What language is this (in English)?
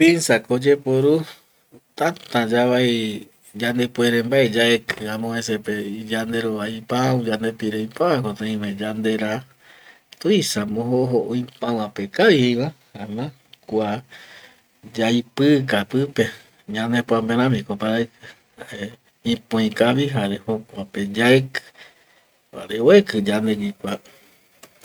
Eastern Bolivian Guaraní